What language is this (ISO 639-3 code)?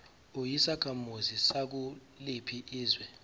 zul